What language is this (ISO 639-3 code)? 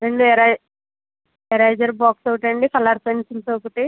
tel